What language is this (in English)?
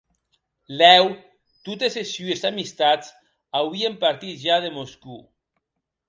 Occitan